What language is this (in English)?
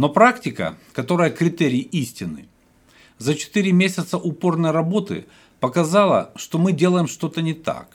Russian